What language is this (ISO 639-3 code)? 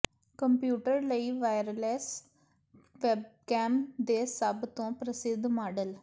pan